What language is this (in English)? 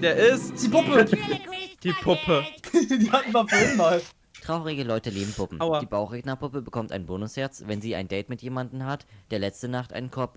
German